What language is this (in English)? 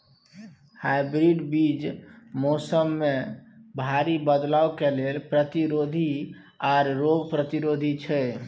Maithili